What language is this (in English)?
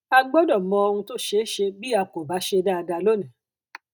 Yoruba